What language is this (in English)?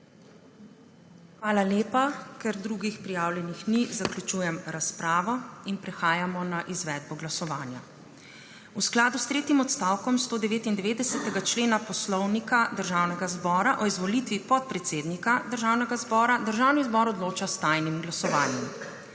Slovenian